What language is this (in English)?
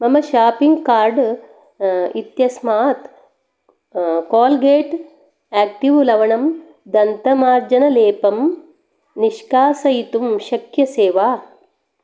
Sanskrit